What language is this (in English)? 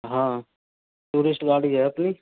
Hindi